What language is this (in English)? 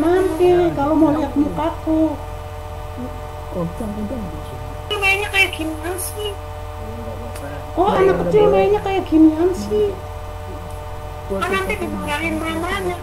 Indonesian